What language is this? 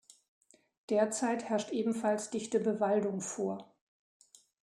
German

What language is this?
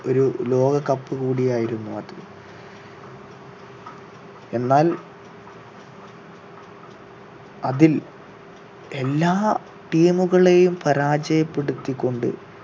Malayalam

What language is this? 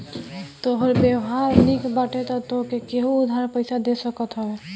Bhojpuri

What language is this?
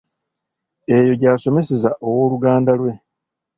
Ganda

